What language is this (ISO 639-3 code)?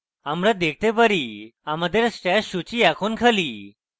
ben